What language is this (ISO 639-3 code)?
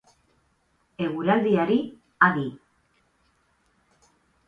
eus